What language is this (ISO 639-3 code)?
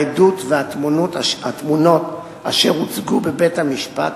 heb